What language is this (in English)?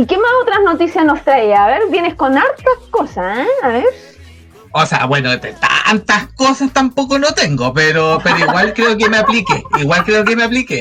Spanish